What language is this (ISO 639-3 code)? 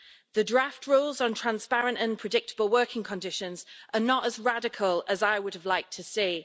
eng